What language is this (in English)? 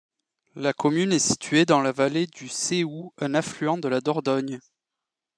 French